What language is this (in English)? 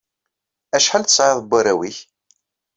Kabyle